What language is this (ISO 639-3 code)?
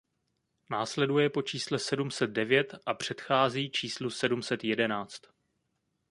ces